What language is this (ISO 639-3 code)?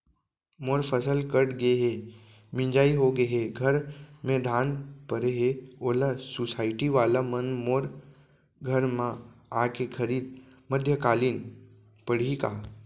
hne